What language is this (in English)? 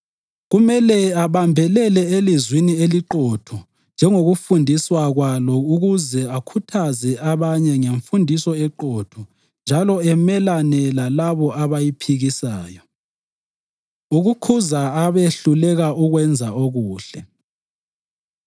North Ndebele